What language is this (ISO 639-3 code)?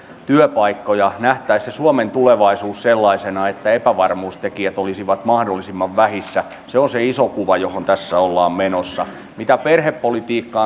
fin